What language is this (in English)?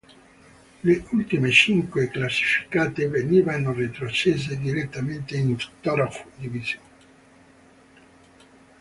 Italian